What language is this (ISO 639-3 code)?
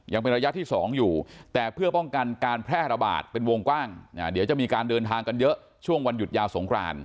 tha